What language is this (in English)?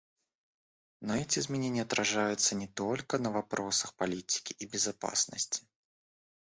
Russian